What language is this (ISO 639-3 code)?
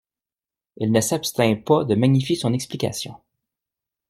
fra